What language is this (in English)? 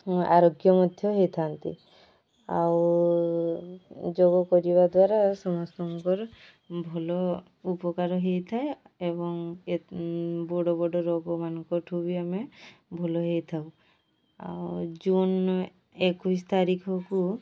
Odia